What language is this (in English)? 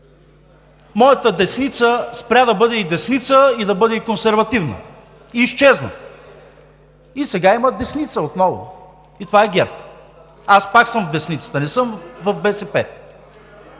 Bulgarian